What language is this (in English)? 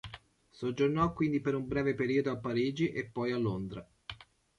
Italian